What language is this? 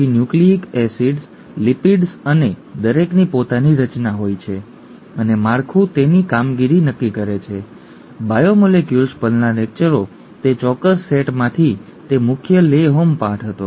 Gujarati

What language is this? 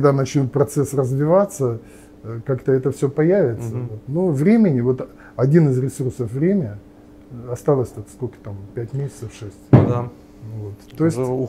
Russian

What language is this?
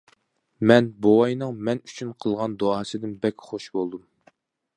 Uyghur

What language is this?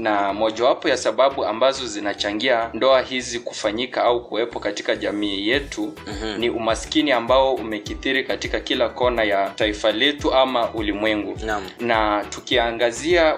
Swahili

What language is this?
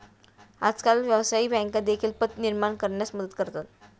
Marathi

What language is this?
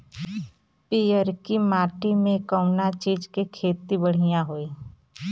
Bhojpuri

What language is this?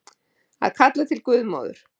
Icelandic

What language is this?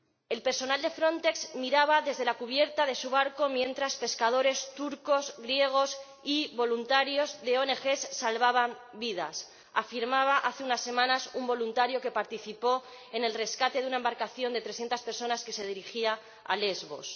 Spanish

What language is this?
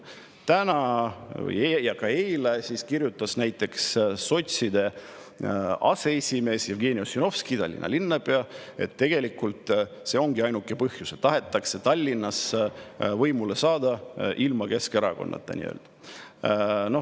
Estonian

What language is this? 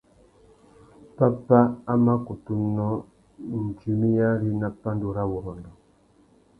Tuki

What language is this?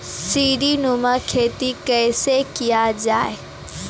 Maithili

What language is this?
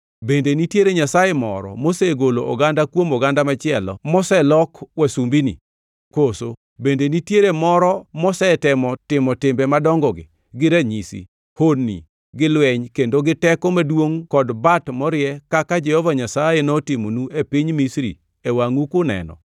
Luo (Kenya and Tanzania)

